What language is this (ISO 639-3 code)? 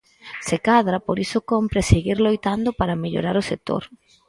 glg